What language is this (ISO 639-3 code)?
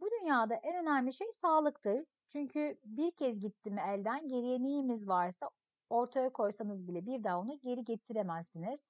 tur